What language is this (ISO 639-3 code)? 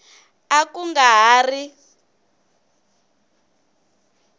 tso